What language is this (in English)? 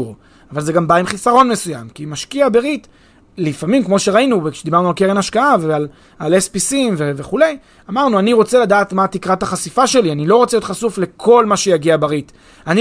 Hebrew